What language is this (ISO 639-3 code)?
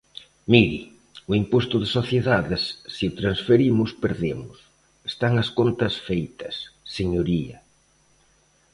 glg